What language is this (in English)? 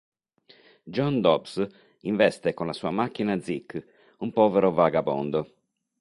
Italian